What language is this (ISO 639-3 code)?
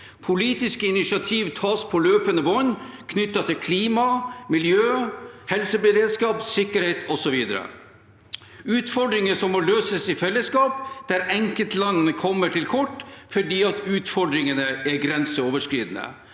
nor